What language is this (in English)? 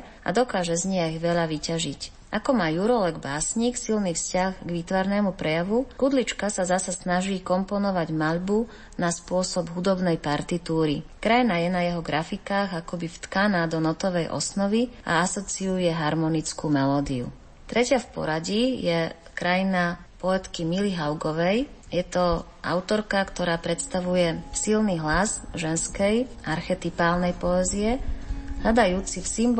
Slovak